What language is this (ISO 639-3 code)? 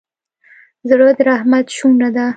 pus